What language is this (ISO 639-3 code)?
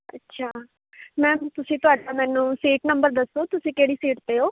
pan